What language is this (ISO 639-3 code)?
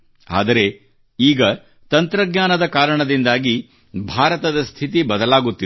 kan